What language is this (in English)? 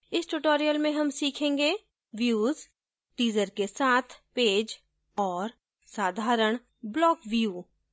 Hindi